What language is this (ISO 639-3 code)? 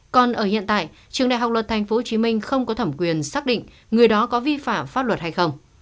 vie